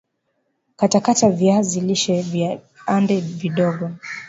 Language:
Swahili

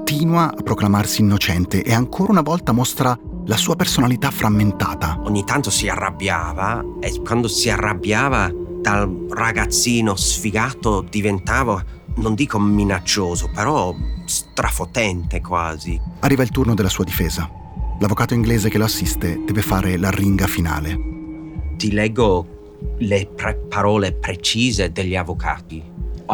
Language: Italian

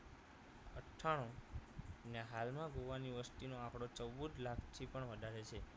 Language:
Gujarati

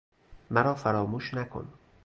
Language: Persian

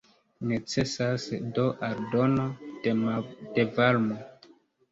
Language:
Esperanto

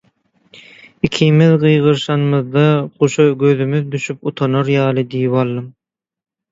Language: Turkmen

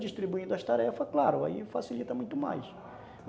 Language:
Portuguese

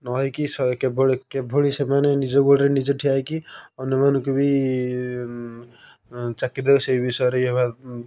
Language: Odia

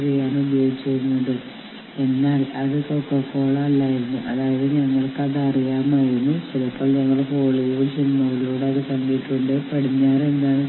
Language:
Malayalam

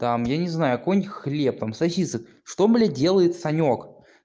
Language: Russian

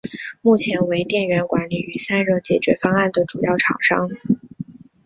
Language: Chinese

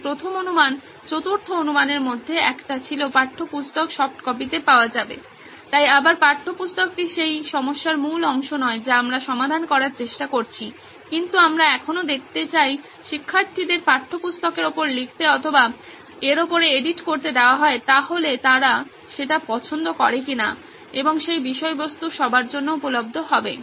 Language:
Bangla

